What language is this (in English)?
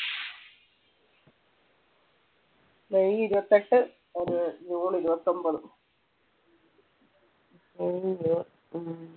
Malayalam